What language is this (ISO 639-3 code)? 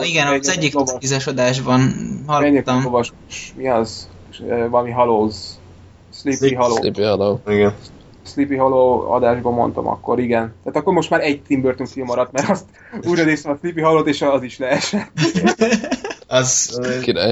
hun